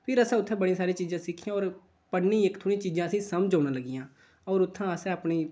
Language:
Dogri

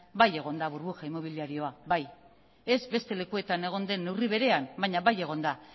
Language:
Basque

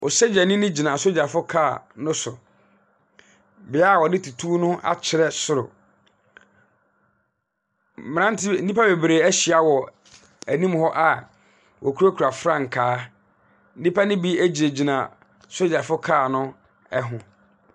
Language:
Akan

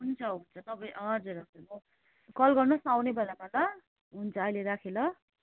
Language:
Nepali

